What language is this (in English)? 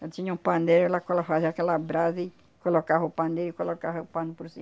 Portuguese